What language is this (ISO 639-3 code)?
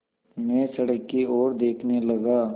hin